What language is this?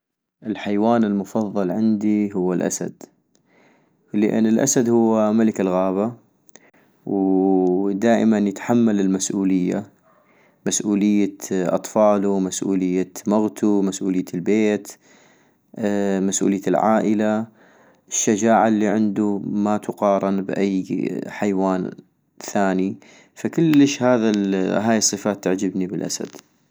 North Mesopotamian Arabic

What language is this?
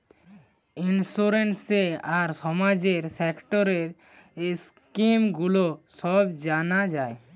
Bangla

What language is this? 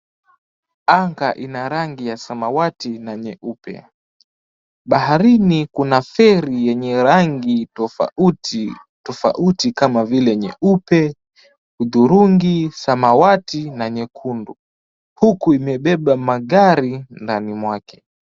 Swahili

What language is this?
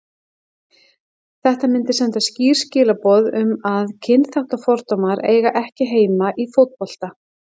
Icelandic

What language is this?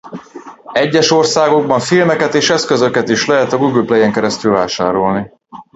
Hungarian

